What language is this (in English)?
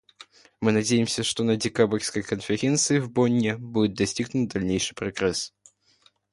Russian